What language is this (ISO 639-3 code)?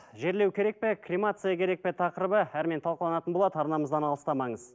kaz